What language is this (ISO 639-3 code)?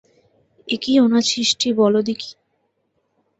ben